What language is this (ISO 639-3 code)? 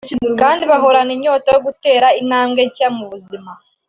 kin